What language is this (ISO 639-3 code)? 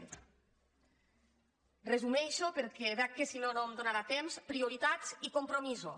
cat